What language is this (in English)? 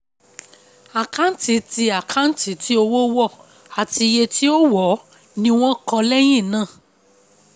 Yoruba